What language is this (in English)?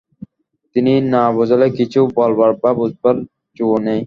Bangla